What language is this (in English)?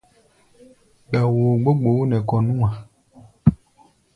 Gbaya